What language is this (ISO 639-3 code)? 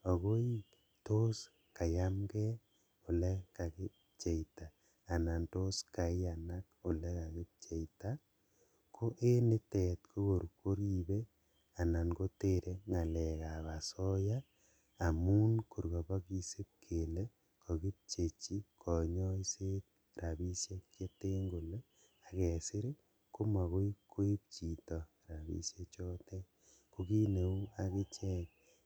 kln